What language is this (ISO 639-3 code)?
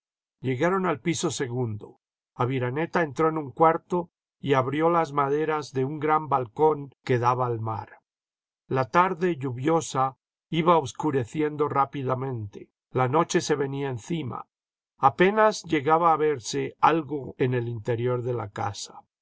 spa